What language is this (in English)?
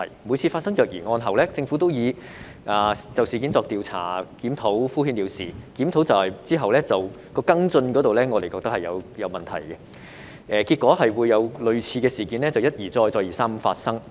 Cantonese